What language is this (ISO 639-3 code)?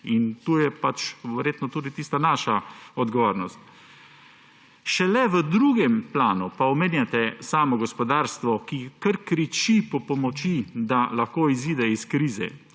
slv